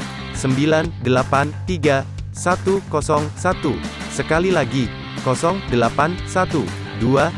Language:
Indonesian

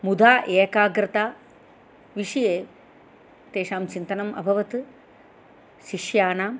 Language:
Sanskrit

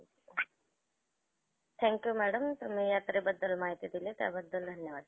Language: Marathi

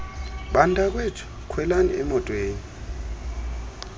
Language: Xhosa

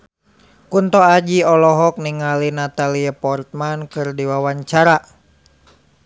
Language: Sundanese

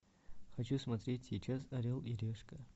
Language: Russian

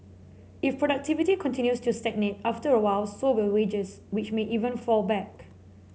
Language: English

